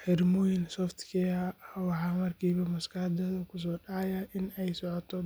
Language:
Somali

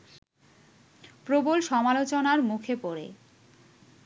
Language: Bangla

